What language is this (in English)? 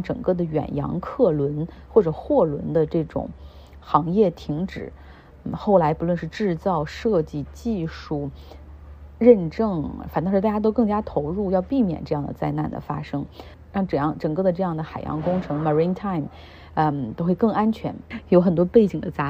Chinese